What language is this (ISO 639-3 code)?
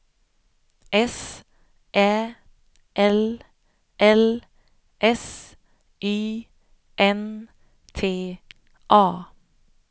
swe